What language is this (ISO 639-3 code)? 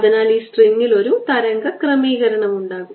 mal